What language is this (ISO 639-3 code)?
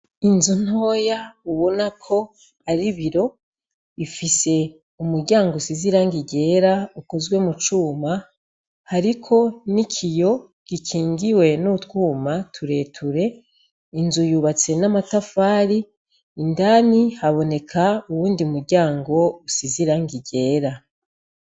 run